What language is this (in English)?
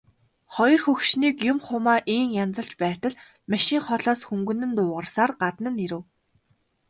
Mongolian